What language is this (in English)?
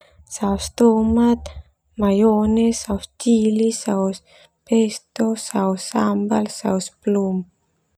Termanu